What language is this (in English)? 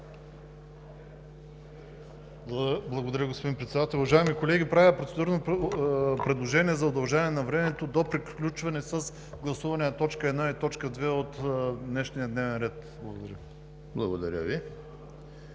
Bulgarian